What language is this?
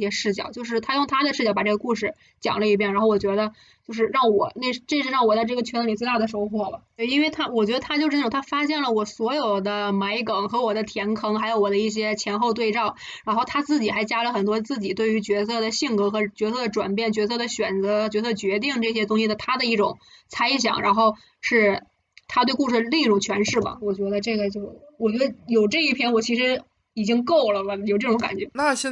Chinese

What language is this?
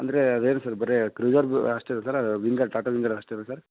Kannada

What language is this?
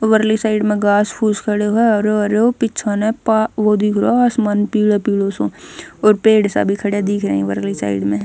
Haryanvi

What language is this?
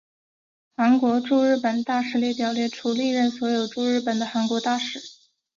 Chinese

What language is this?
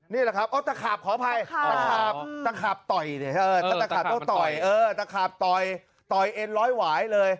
Thai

